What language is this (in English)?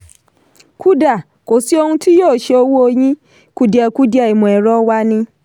Yoruba